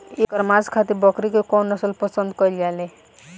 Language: Bhojpuri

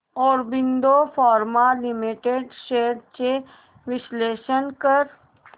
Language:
Marathi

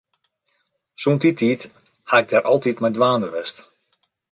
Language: Western Frisian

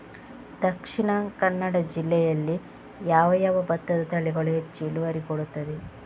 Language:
Kannada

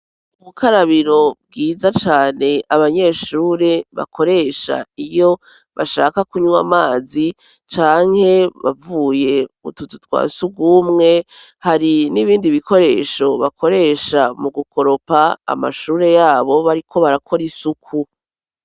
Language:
Rundi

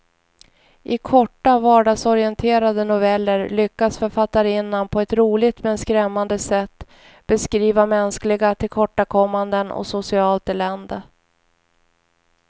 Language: Swedish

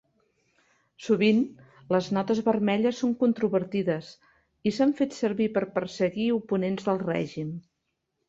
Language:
Catalan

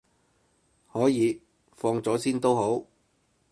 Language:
Cantonese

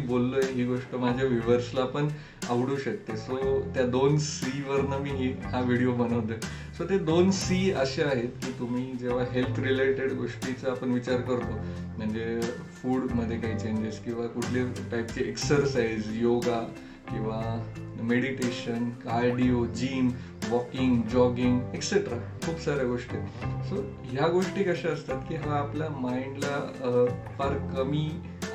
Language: Marathi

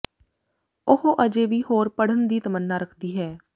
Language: Punjabi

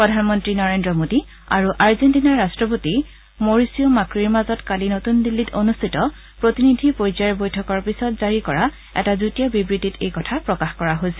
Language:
Assamese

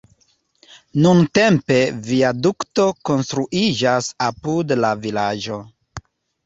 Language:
Esperanto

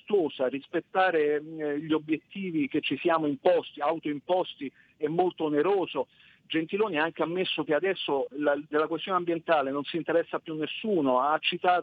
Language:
Italian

